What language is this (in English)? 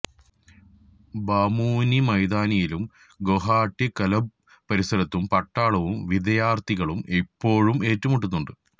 Malayalam